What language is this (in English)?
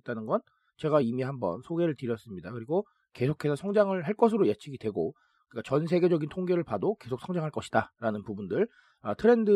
Korean